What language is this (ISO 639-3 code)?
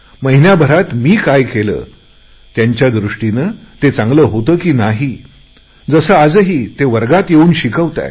mar